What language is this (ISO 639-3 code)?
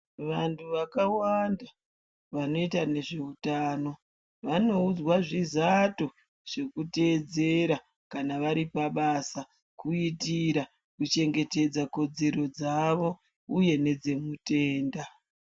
ndc